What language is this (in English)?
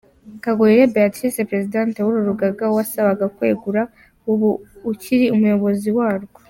Kinyarwanda